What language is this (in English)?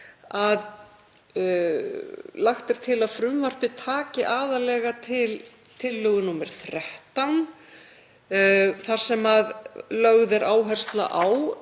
Icelandic